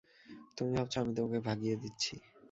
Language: Bangla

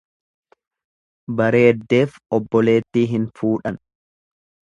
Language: Oromo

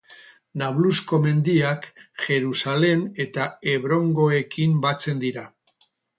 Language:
Basque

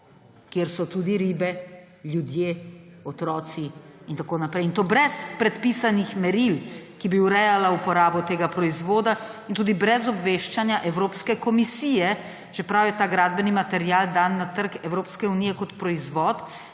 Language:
Slovenian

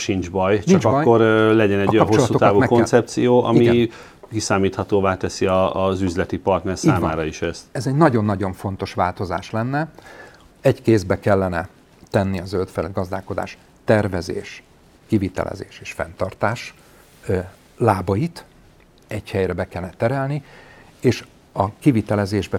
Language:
Hungarian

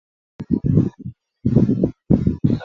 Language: Chinese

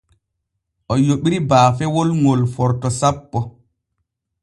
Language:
Borgu Fulfulde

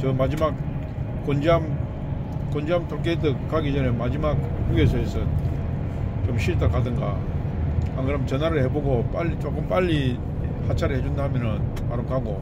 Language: Korean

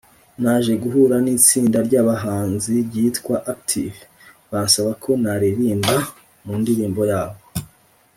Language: Kinyarwanda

